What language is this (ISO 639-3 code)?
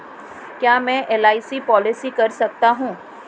hin